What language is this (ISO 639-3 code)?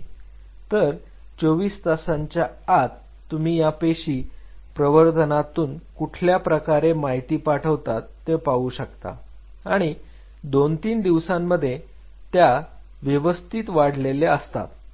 mar